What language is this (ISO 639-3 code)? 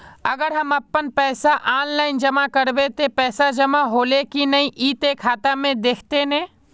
mag